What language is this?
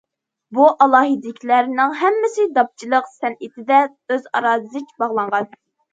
Uyghur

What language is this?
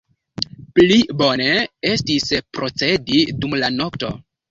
Esperanto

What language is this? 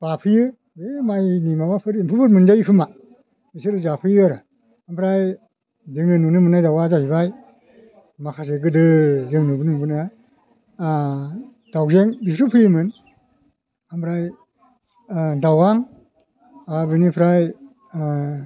Bodo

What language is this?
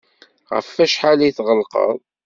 Kabyle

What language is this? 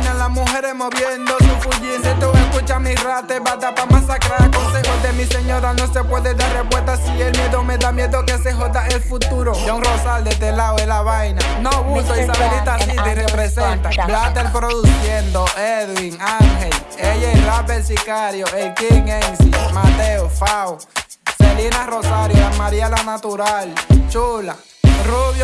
Dutch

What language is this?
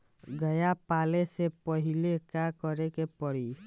Bhojpuri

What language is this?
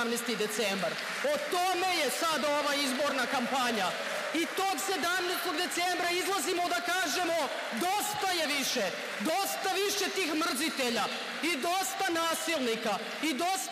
Hungarian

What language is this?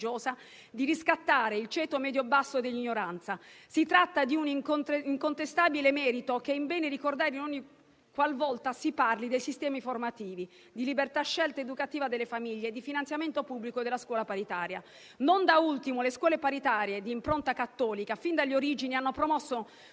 Italian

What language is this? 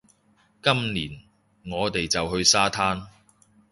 Cantonese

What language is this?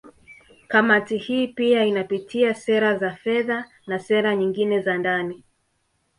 Swahili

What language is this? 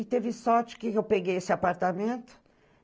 Portuguese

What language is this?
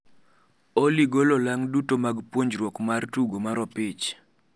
Luo (Kenya and Tanzania)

